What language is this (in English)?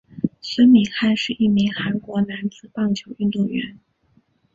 Chinese